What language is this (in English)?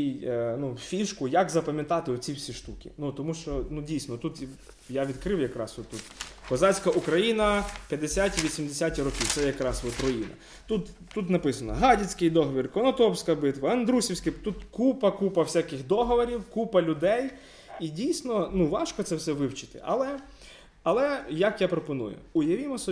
Ukrainian